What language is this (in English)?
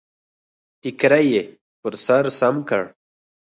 Pashto